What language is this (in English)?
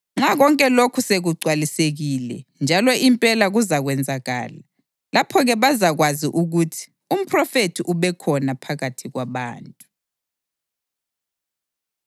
North Ndebele